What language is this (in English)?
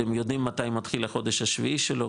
Hebrew